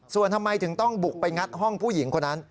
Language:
Thai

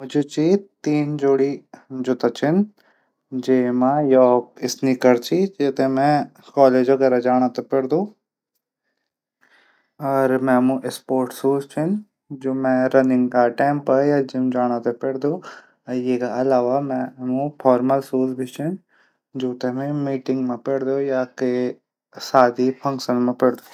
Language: Garhwali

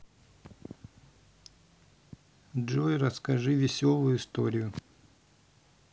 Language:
Russian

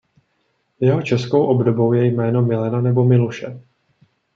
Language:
Czech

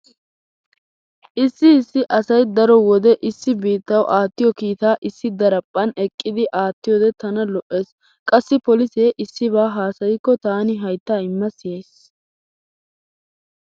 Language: Wolaytta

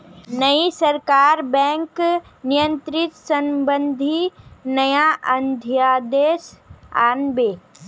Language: Magahi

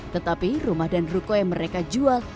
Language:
Indonesian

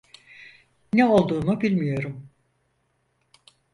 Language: Turkish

